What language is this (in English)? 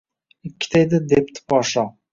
Uzbek